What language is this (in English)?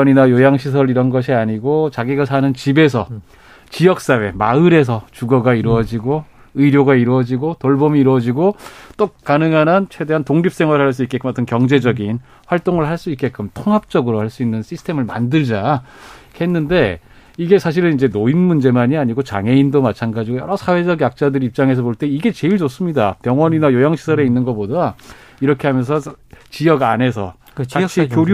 Korean